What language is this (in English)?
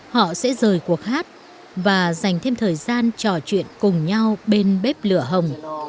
Vietnamese